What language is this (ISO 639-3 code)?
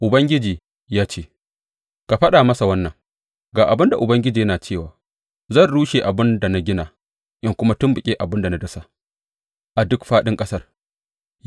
hau